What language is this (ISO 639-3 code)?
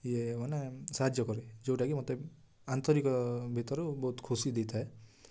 ori